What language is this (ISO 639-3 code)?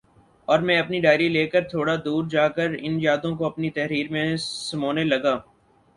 urd